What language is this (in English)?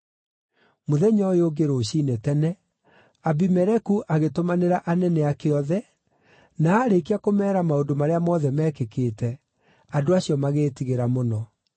Kikuyu